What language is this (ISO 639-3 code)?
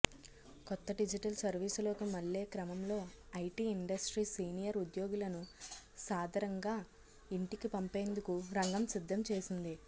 tel